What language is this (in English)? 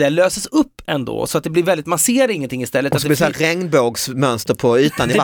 Swedish